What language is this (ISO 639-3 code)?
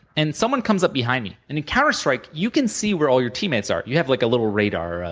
eng